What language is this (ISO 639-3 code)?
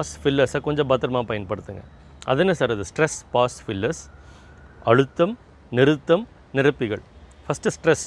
tam